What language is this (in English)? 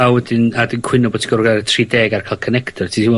Welsh